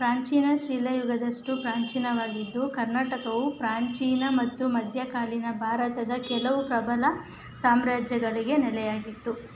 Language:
Kannada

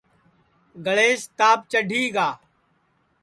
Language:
Sansi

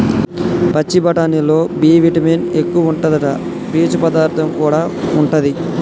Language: Telugu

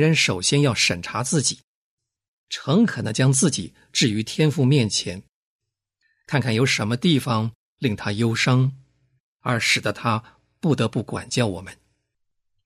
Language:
Chinese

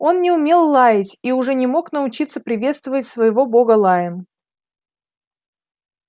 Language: Russian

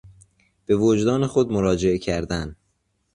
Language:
Persian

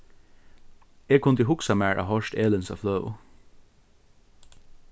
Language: Faroese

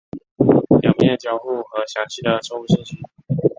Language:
Chinese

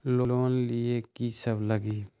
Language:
Magahi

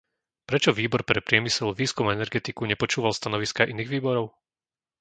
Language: Slovak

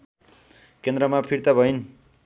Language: Nepali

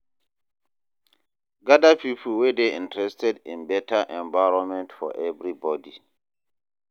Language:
Nigerian Pidgin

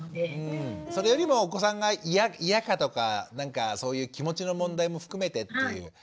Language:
Japanese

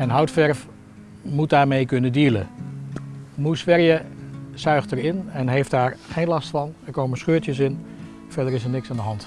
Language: Dutch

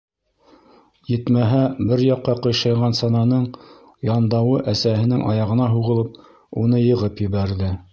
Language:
Bashkir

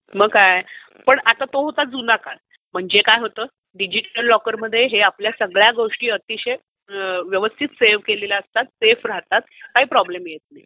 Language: Marathi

